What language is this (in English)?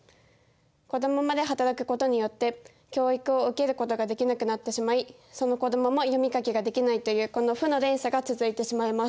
Japanese